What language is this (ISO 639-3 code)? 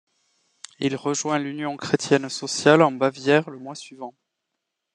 fra